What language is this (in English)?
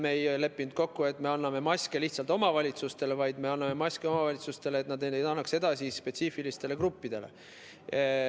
Estonian